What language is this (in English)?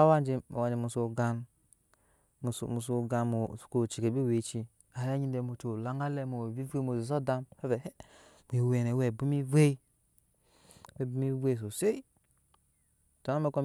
Nyankpa